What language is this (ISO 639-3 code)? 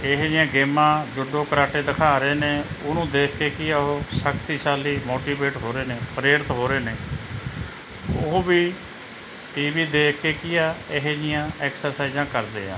pan